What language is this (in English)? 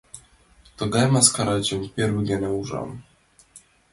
Mari